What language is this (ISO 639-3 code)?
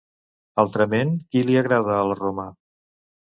cat